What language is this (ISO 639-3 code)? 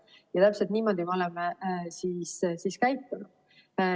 est